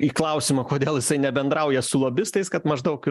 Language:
Lithuanian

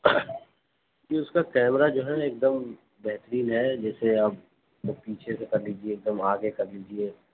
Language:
Urdu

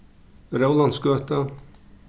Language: Faroese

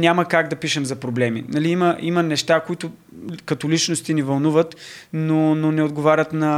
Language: Bulgarian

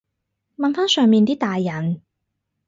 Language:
Cantonese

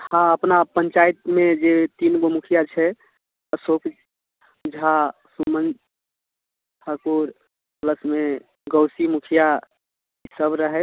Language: Maithili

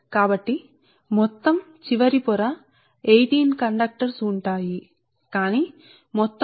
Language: Telugu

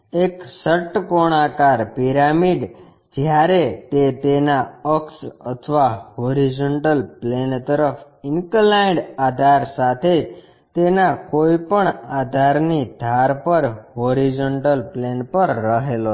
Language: Gujarati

